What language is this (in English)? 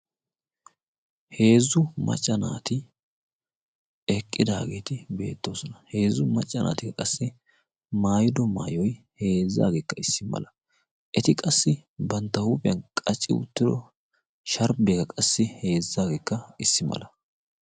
Wolaytta